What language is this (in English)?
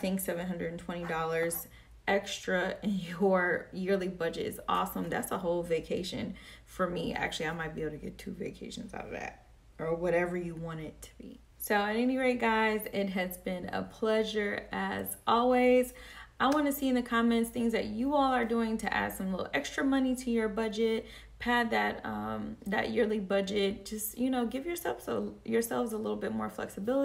English